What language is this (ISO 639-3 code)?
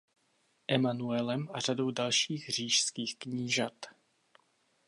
ces